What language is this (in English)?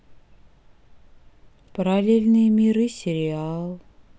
Russian